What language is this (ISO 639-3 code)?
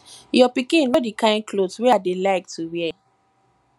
pcm